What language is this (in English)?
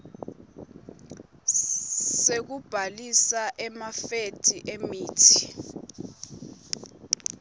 Swati